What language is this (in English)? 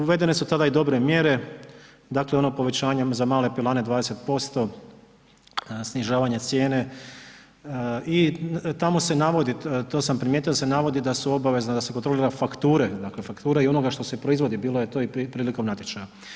Croatian